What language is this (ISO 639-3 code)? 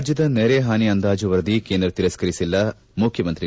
kan